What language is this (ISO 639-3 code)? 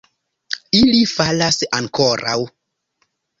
epo